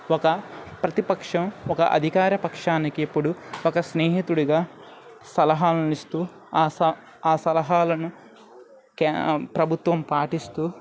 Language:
Telugu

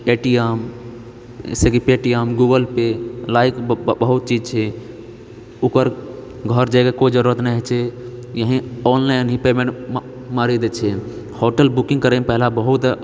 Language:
Maithili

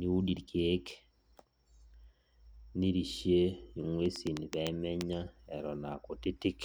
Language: Masai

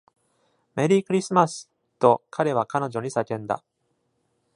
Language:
Japanese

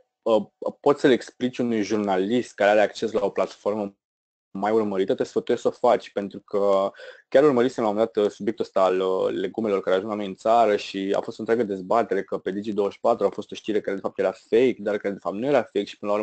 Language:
Romanian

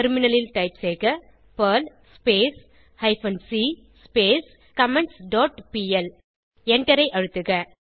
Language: Tamil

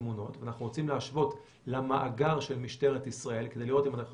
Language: Hebrew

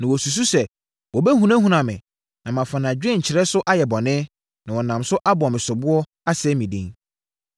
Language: Akan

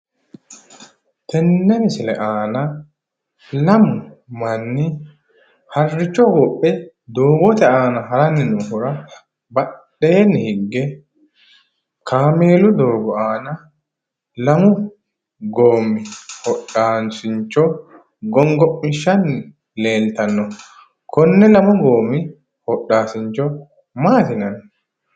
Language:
Sidamo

